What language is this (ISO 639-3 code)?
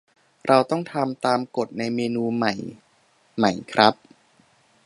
tha